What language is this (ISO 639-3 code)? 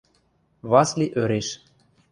mrj